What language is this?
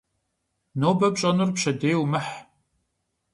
Kabardian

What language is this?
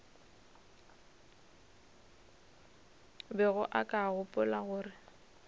Northern Sotho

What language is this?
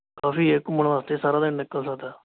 Punjabi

